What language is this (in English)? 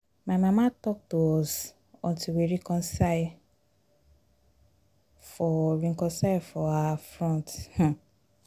Nigerian Pidgin